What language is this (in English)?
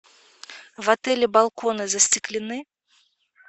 Russian